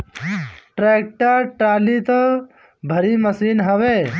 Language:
Bhojpuri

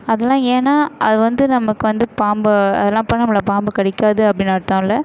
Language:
Tamil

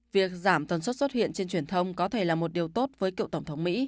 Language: Vietnamese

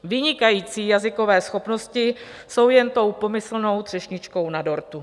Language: Czech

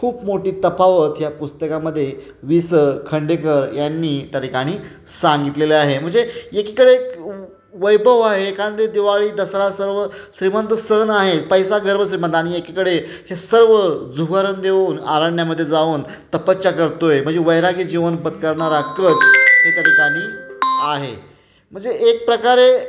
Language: Marathi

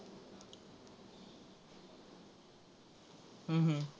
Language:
Marathi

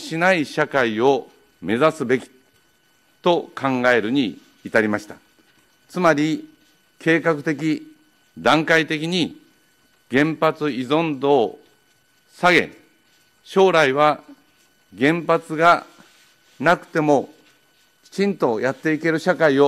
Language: Japanese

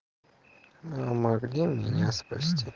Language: Russian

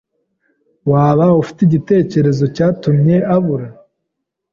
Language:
Kinyarwanda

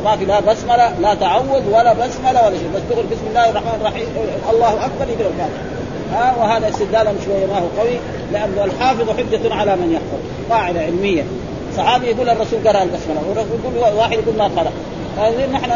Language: Arabic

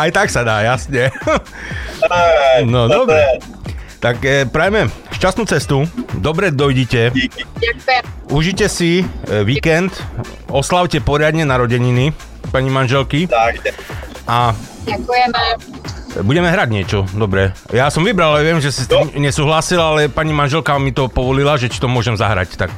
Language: Slovak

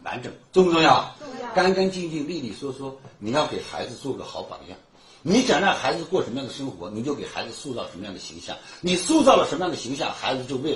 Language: Chinese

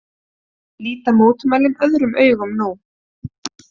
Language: Icelandic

